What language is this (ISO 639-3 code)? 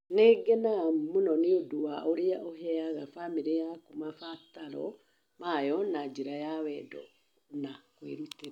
kik